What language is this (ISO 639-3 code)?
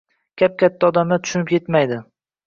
uzb